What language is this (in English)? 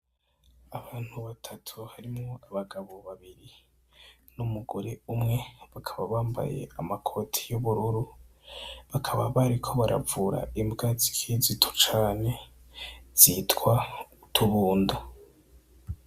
Rundi